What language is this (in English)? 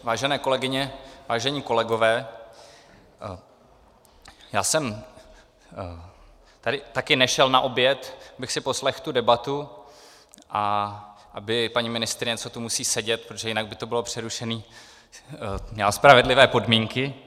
Czech